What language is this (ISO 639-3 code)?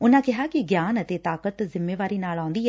pan